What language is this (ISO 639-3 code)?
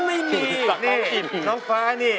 tha